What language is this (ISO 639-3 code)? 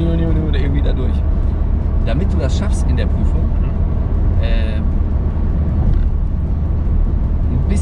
deu